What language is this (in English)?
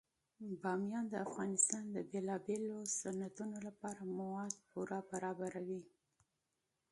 Pashto